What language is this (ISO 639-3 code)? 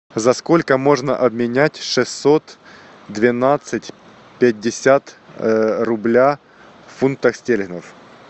rus